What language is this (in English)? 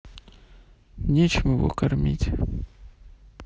Russian